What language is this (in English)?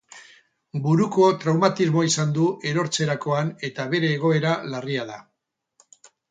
Basque